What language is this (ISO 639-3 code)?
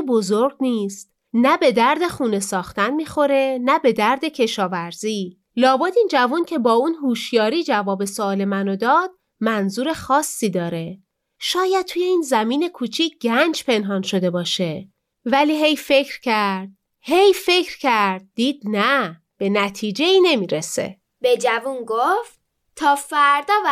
fas